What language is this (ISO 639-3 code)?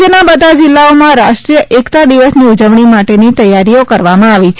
guj